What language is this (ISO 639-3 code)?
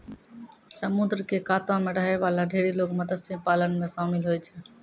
mai